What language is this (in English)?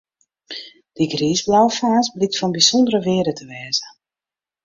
Western Frisian